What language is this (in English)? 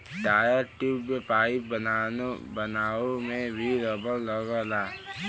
Bhojpuri